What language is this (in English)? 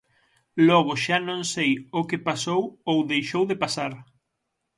Galician